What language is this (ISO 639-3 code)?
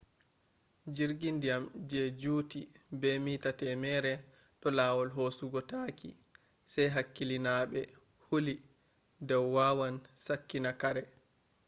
ful